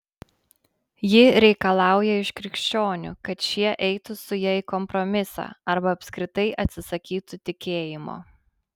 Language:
Lithuanian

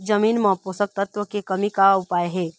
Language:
Chhattisgarhi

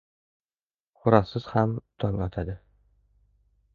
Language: Uzbek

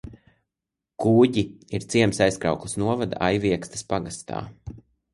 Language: Latvian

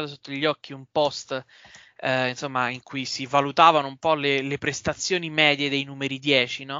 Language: Italian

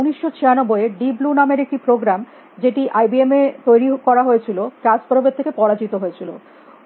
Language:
Bangla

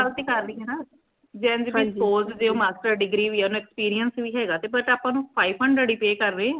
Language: Punjabi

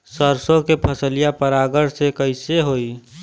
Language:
Bhojpuri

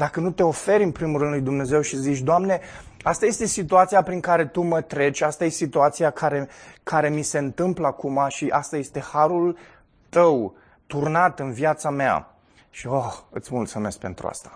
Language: Romanian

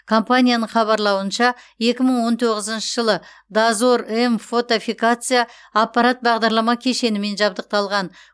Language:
Kazakh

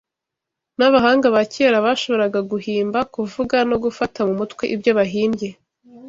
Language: Kinyarwanda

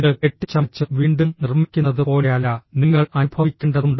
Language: Malayalam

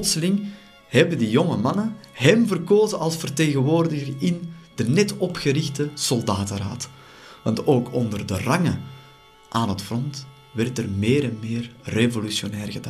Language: Dutch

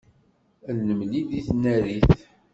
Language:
Kabyle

